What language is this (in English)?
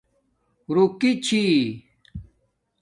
Domaaki